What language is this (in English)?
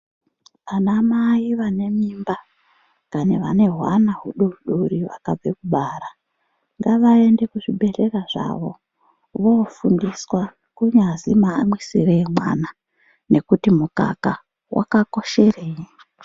Ndau